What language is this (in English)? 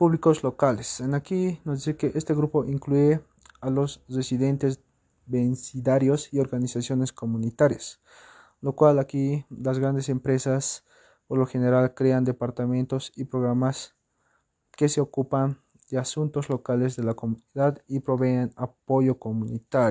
Spanish